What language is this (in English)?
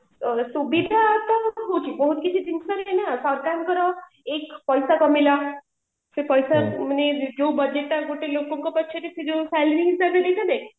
Odia